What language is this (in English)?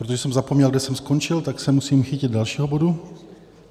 Czech